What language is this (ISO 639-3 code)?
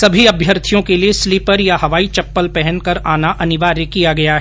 hin